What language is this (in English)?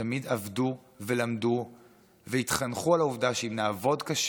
Hebrew